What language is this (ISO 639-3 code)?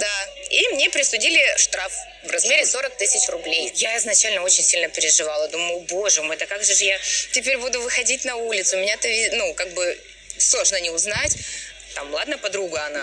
rus